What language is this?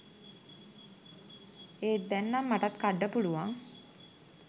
Sinhala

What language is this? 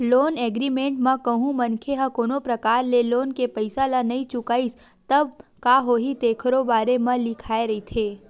Chhattisgarhi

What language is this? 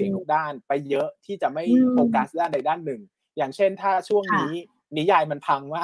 Thai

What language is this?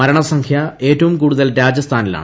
Malayalam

